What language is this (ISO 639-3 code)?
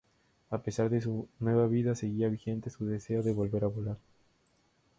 spa